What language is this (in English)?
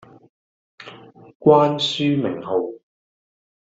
Cantonese